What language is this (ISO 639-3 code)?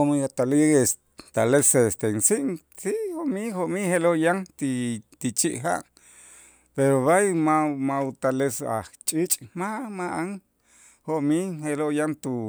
itz